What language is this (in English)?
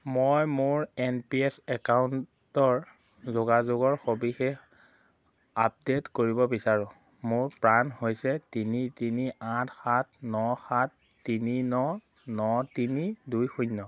Assamese